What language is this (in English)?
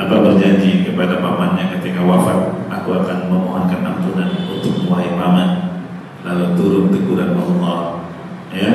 Indonesian